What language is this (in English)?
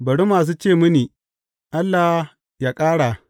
Hausa